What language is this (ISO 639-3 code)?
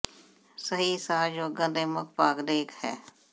pan